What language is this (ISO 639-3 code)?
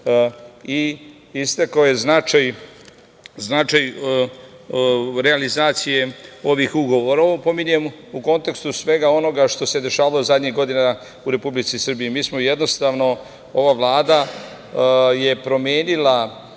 srp